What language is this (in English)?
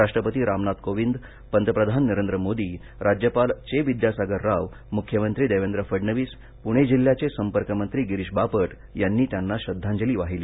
Marathi